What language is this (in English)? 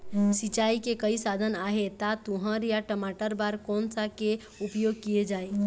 Chhattisgarhi